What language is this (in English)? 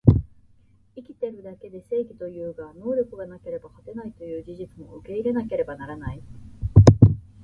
Japanese